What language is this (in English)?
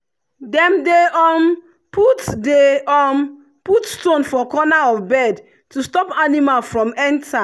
Nigerian Pidgin